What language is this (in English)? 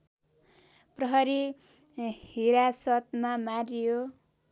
Nepali